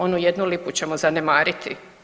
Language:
Croatian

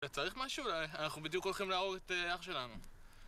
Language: Hebrew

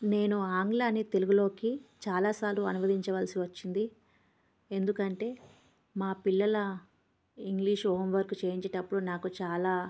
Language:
Telugu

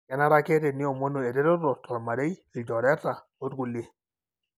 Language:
Masai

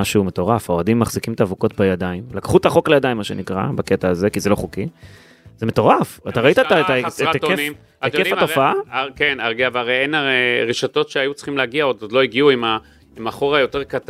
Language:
Hebrew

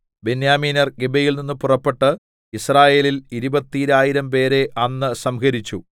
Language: Malayalam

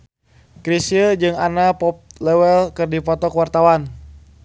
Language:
Sundanese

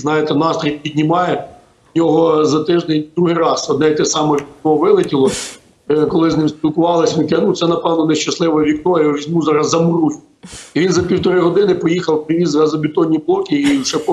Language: Ukrainian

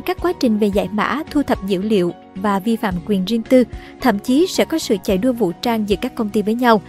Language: Vietnamese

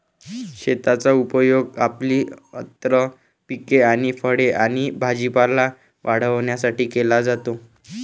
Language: Marathi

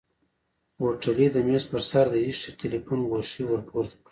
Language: Pashto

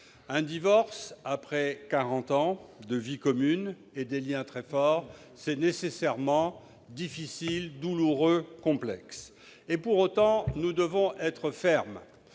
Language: French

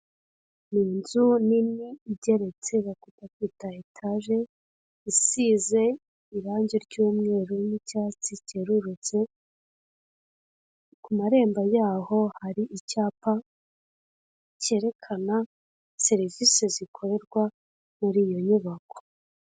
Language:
Kinyarwanda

